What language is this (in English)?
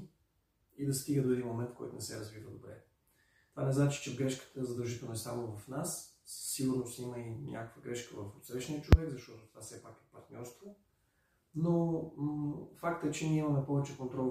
Bulgarian